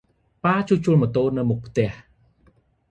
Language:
Khmer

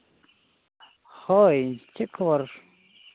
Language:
Santali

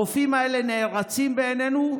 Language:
Hebrew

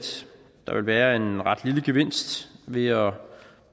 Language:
Danish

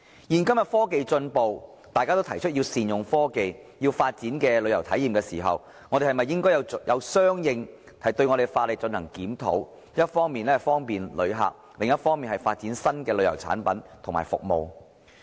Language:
Cantonese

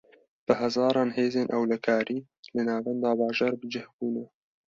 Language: Kurdish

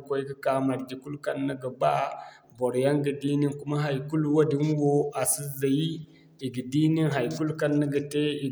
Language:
Zarma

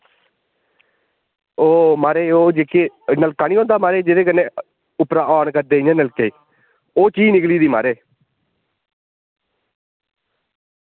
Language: Dogri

